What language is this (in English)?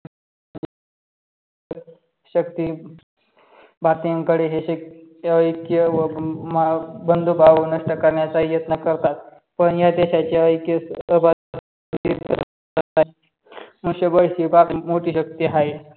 Marathi